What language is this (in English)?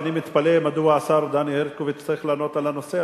Hebrew